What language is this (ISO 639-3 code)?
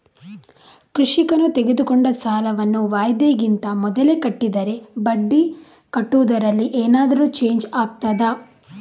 kan